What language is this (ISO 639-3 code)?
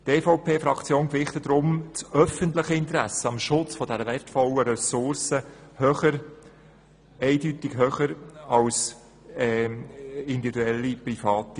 gsw